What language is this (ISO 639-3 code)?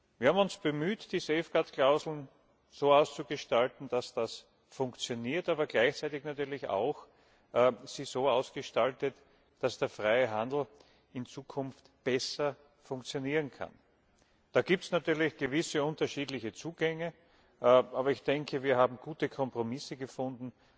deu